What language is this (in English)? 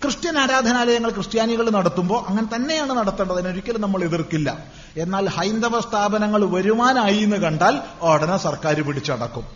Malayalam